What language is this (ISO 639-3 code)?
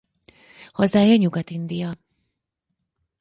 hun